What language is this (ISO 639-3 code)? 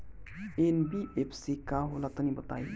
bho